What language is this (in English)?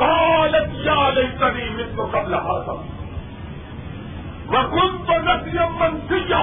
Urdu